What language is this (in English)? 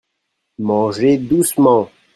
French